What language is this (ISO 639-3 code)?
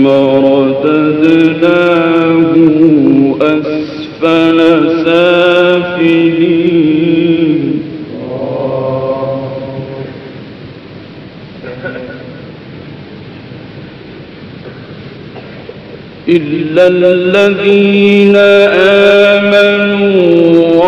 ara